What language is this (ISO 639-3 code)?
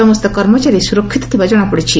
ori